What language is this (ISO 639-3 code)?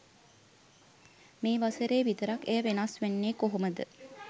sin